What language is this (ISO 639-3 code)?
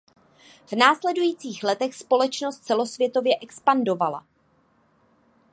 ces